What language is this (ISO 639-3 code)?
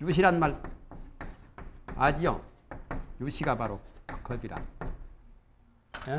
kor